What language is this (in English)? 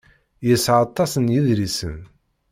Kabyle